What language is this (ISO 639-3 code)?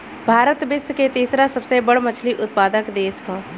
bho